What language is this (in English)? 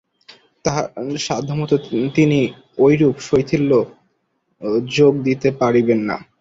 Bangla